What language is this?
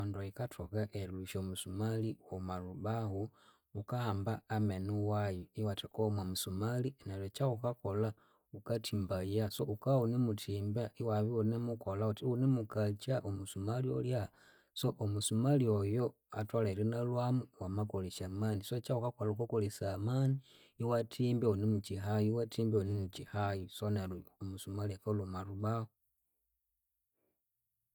Konzo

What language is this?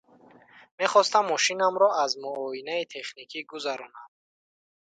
Tajik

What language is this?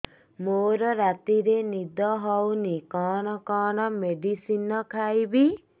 Odia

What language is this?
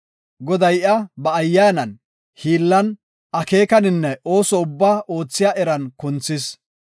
Gofa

